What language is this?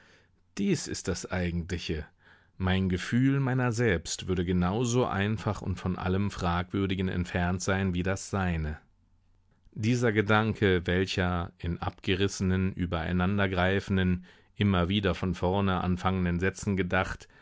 German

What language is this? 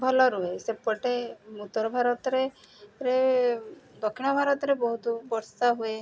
Odia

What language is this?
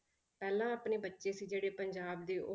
Punjabi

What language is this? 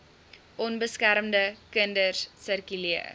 Afrikaans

